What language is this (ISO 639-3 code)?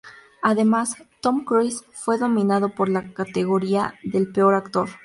spa